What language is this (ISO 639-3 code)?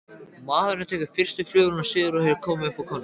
isl